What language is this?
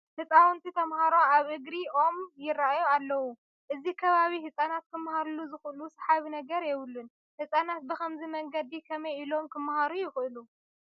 Tigrinya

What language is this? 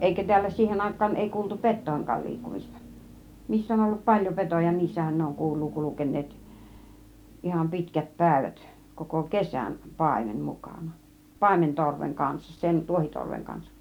Finnish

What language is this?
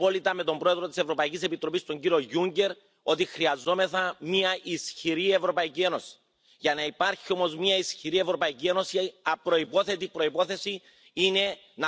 Dutch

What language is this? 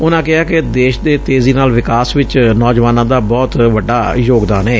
Punjabi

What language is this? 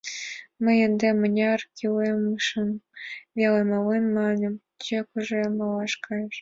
Mari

